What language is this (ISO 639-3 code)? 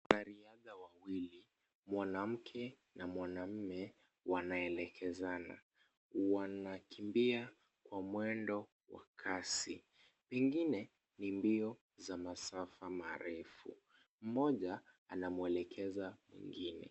swa